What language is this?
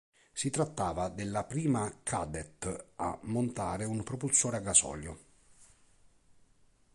Italian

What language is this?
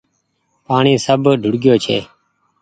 Goaria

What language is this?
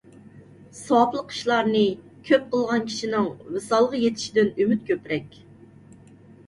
Uyghur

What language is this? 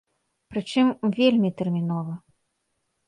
Belarusian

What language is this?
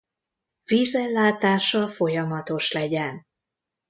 Hungarian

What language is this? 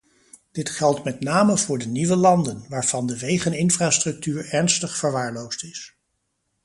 Dutch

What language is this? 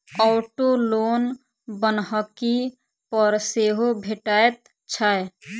Maithili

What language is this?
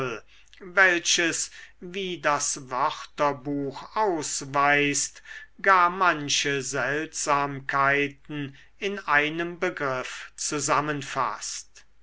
German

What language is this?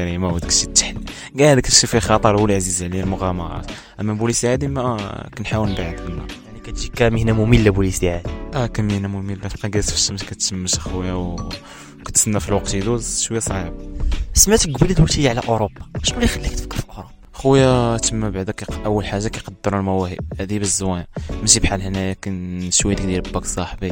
Arabic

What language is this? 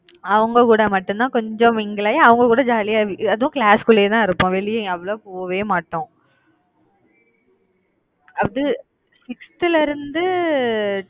Tamil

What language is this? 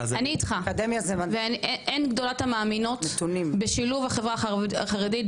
Hebrew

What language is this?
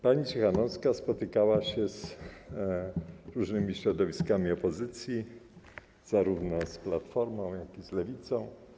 Polish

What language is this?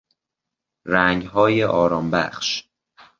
Persian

